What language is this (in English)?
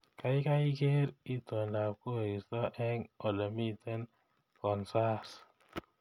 Kalenjin